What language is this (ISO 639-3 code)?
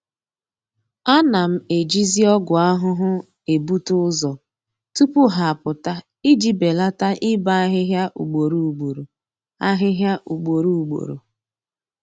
ibo